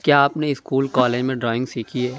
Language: Urdu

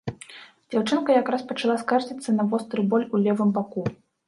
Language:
Belarusian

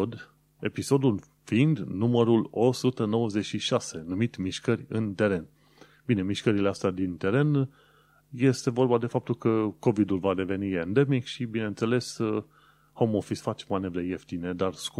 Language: Romanian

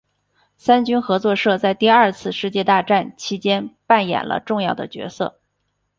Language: Chinese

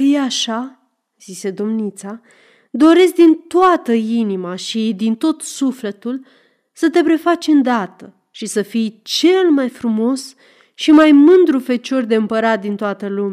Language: Romanian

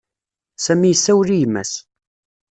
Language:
Kabyle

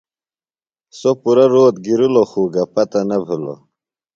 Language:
Phalura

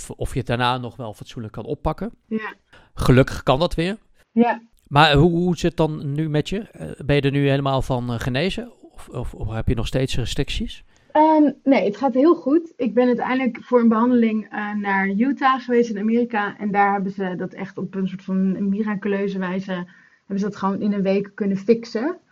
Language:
Dutch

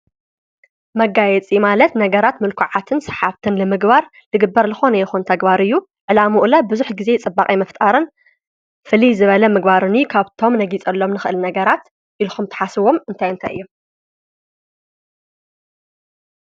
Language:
Tigrinya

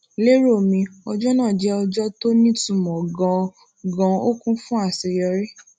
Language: Yoruba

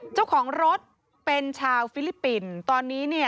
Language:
Thai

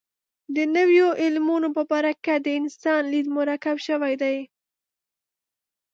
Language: Pashto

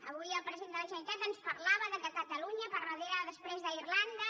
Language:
Catalan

